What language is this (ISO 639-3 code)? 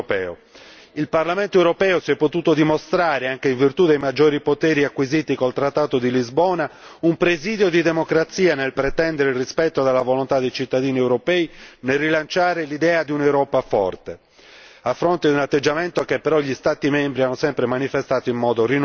ita